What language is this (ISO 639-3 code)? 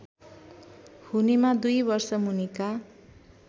nep